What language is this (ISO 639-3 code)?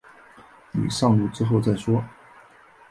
zho